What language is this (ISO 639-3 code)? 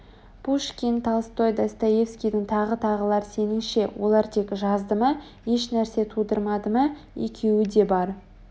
kaz